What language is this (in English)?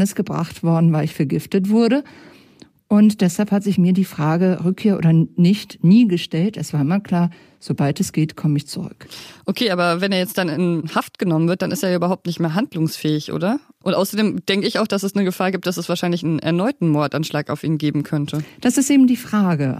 German